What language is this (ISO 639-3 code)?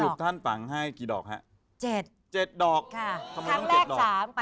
tha